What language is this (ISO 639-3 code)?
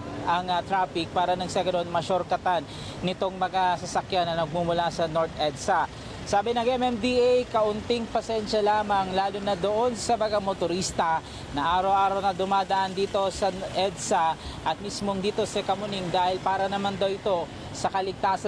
fil